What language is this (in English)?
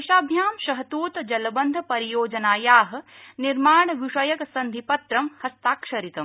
Sanskrit